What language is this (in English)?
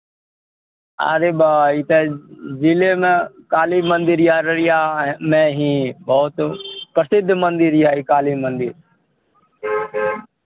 Maithili